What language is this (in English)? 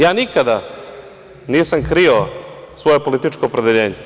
Serbian